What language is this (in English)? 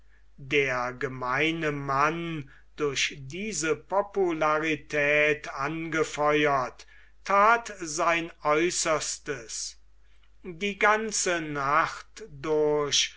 German